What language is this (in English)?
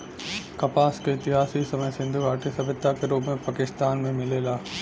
Bhojpuri